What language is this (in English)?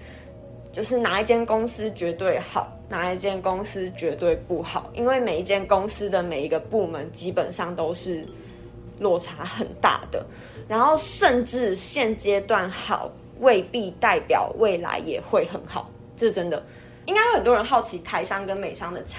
Chinese